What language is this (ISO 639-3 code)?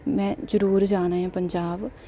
doi